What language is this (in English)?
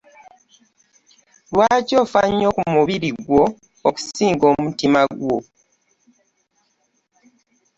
Ganda